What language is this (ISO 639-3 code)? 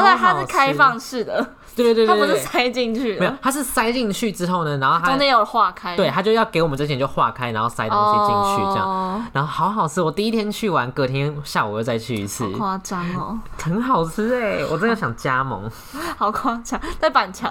zho